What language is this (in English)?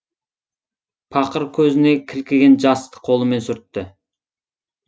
Kazakh